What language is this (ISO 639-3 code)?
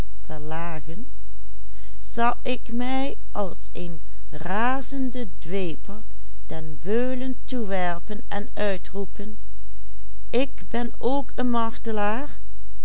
nld